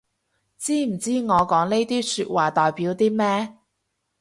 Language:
Cantonese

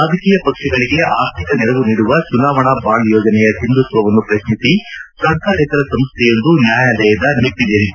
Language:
Kannada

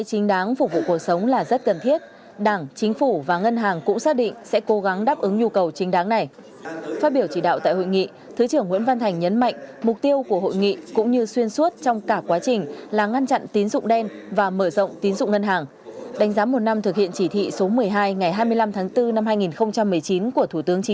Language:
Vietnamese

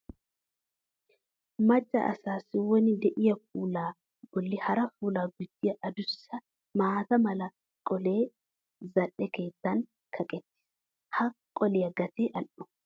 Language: Wolaytta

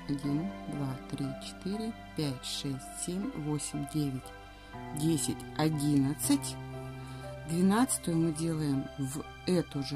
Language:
Russian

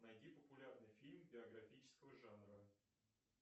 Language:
Russian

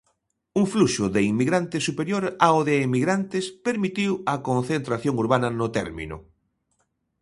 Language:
Galician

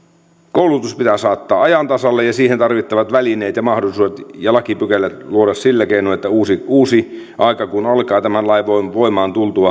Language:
Finnish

